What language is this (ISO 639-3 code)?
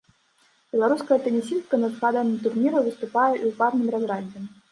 bel